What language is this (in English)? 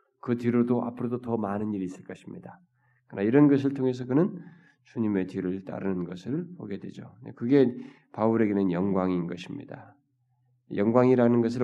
Korean